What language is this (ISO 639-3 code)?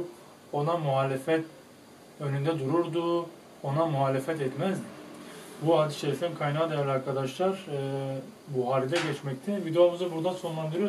tur